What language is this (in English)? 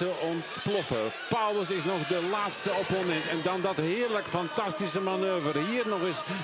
Dutch